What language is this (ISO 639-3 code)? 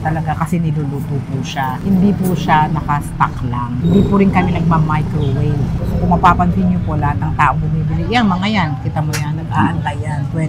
fil